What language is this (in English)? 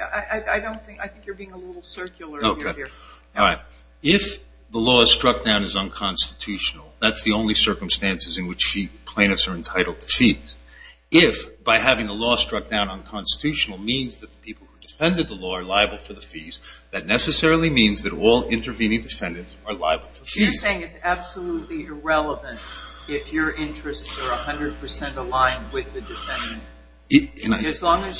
English